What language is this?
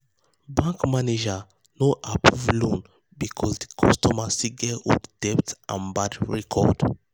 Nigerian Pidgin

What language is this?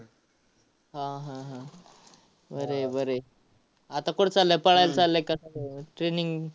Marathi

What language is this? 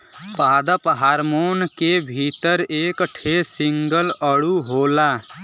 Bhojpuri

